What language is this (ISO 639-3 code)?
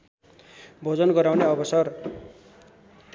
nep